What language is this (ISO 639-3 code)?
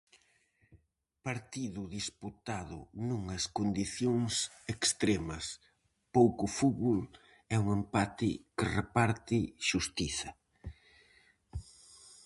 glg